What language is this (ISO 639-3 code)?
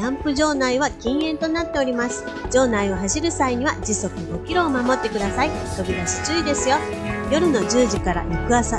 jpn